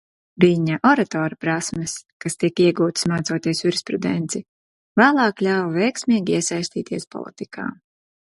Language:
Latvian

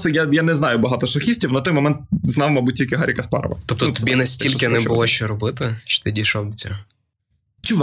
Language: Ukrainian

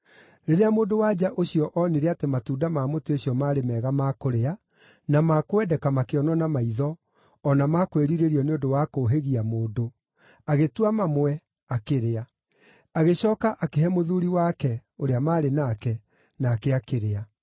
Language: Kikuyu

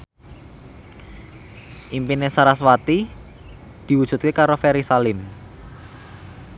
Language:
Javanese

